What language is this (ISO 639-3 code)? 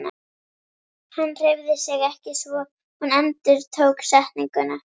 isl